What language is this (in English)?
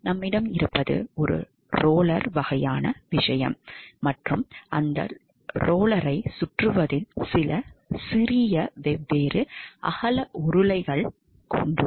Tamil